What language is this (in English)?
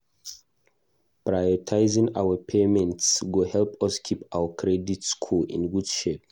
Nigerian Pidgin